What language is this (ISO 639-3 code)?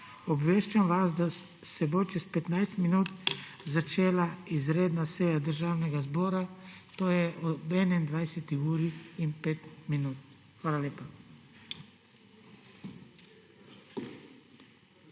slv